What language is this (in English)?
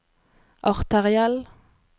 Norwegian